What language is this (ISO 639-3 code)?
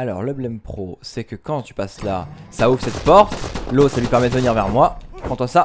fra